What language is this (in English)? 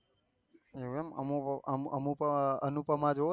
Gujarati